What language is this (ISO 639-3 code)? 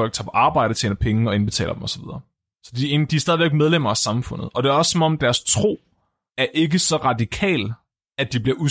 dan